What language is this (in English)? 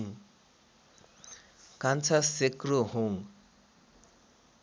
Nepali